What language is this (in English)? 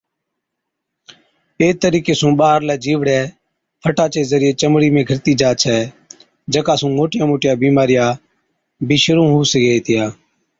Od